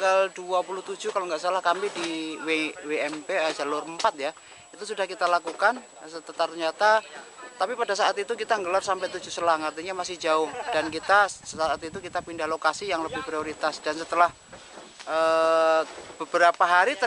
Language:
Indonesian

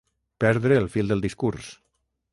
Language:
Catalan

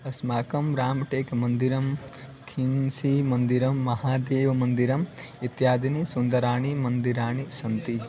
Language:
Sanskrit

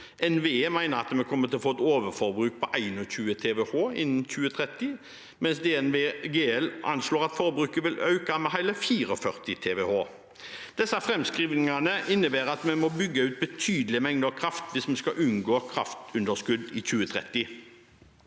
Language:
Norwegian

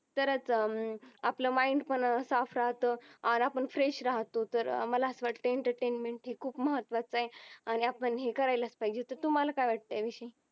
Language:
Marathi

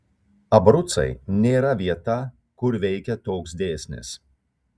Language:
Lithuanian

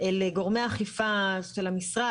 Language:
Hebrew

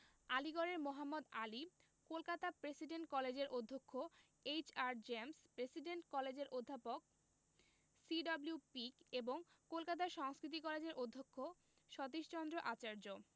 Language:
Bangla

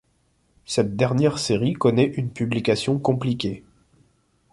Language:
French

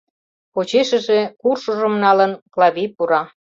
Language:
Mari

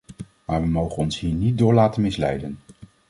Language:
Dutch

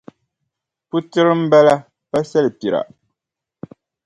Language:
Dagbani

